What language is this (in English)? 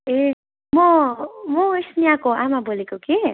Nepali